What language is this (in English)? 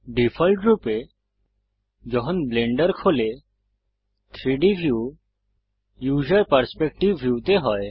Bangla